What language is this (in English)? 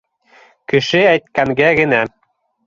Bashkir